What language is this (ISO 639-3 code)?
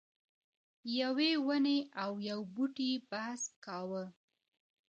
pus